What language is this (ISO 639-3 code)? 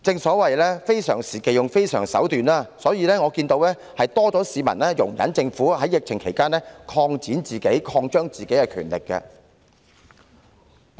yue